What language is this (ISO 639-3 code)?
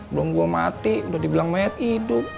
ind